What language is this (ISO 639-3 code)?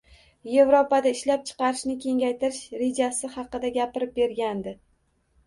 uzb